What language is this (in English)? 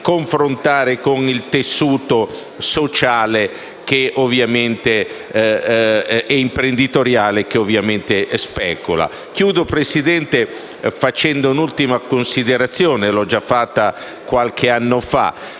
Italian